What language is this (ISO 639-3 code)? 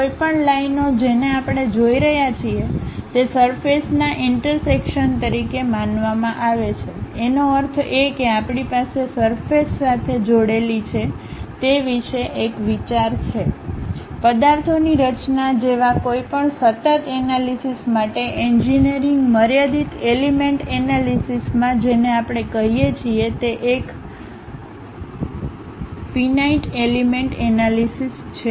guj